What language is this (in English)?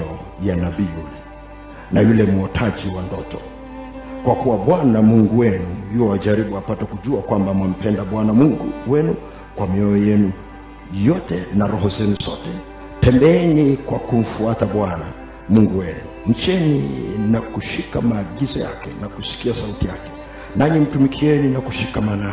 Swahili